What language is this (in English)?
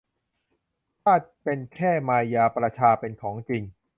Thai